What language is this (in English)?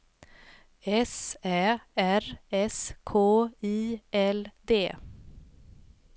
Swedish